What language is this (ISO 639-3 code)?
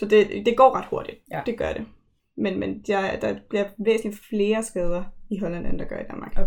dan